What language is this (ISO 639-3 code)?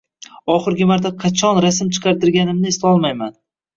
uzb